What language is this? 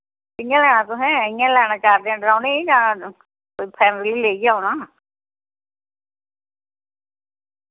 Dogri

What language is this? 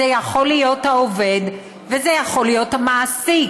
Hebrew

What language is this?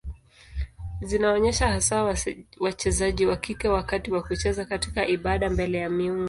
Swahili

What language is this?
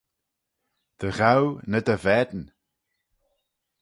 Manx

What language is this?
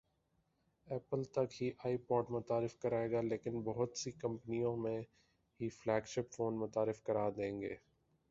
Urdu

